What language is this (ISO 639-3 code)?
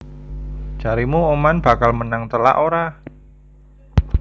jav